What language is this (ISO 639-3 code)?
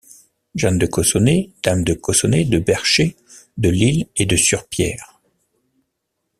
fra